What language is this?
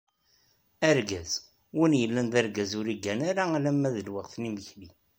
Kabyle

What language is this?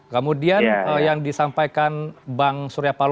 Indonesian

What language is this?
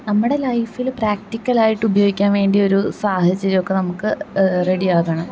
Malayalam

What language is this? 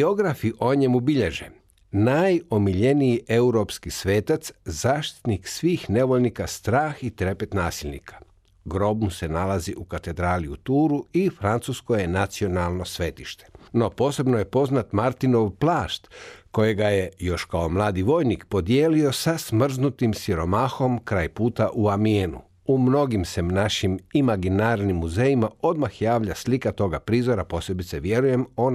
Croatian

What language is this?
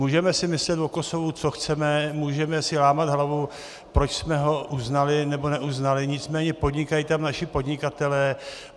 Czech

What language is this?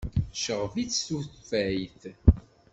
Kabyle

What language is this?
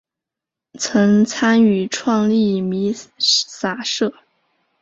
Chinese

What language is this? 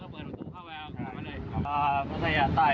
Thai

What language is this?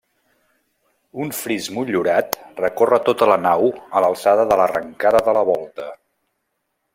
Catalan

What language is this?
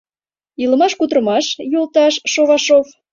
Mari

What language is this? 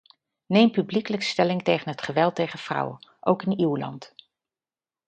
Dutch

